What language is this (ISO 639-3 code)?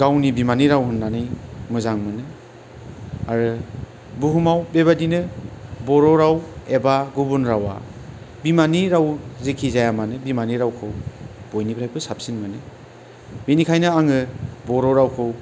brx